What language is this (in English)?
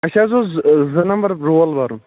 Kashmiri